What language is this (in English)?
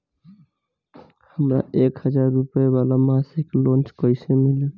Bhojpuri